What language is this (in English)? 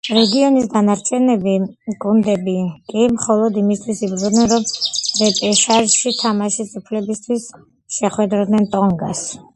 Georgian